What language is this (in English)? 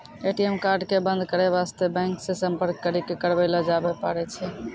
Maithili